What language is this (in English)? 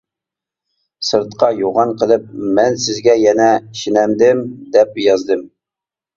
Uyghur